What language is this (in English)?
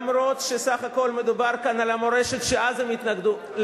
Hebrew